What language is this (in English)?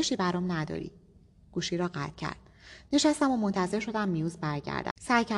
Persian